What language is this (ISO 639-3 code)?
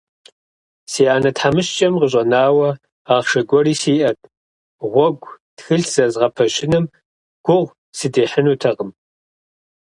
kbd